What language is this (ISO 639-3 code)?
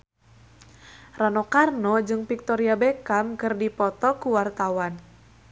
sun